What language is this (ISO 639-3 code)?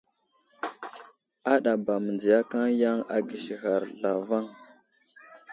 udl